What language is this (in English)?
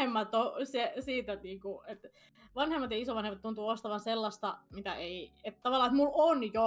Finnish